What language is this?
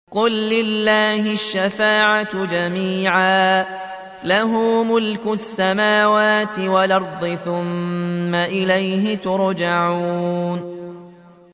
Arabic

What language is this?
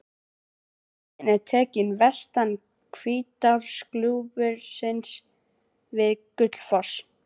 Icelandic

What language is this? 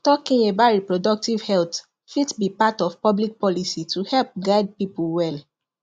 Nigerian Pidgin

